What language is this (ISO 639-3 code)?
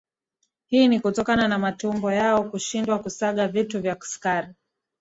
swa